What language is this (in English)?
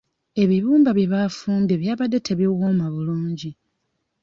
Ganda